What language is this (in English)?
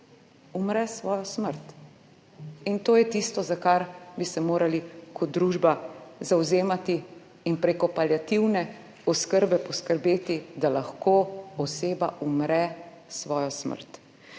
Slovenian